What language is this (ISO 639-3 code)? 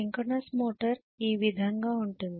tel